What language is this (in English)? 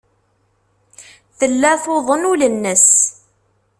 Kabyle